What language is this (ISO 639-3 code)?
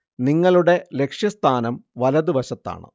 mal